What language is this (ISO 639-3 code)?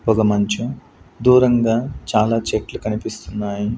tel